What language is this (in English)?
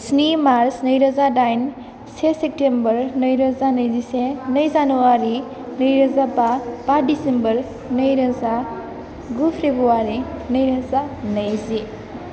Bodo